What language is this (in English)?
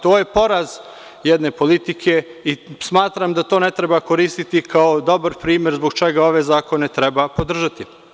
Serbian